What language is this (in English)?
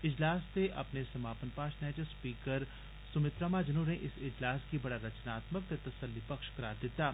Dogri